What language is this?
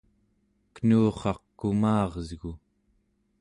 Central Yupik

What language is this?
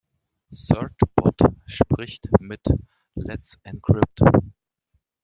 German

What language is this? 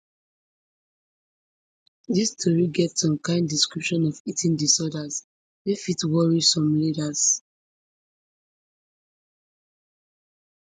Nigerian Pidgin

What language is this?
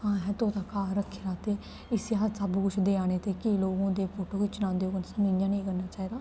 Dogri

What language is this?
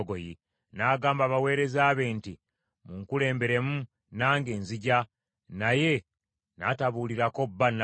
Ganda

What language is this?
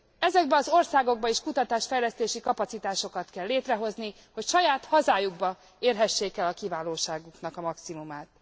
Hungarian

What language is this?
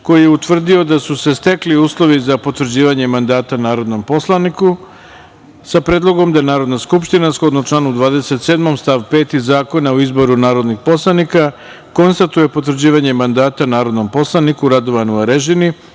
Serbian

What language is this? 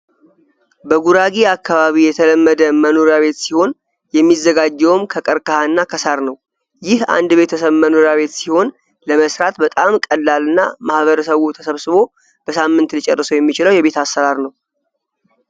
Amharic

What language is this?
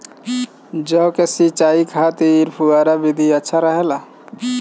Bhojpuri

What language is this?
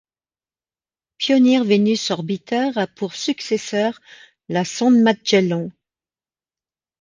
French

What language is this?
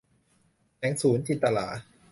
Thai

